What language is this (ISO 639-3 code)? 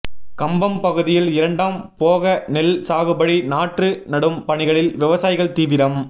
tam